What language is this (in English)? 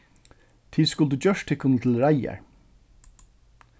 Faroese